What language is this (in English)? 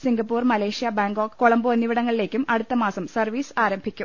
Malayalam